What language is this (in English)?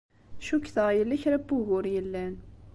Kabyle